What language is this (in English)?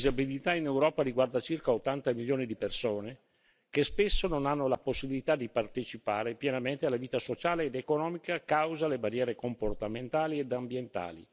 Italian